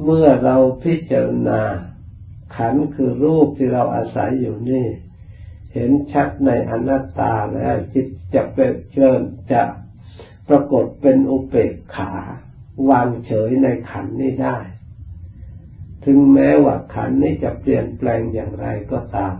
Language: Thai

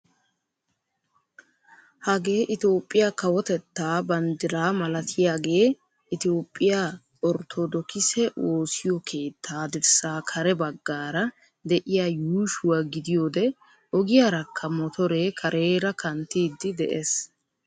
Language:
Wolaytta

